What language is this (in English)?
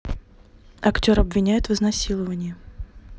Russian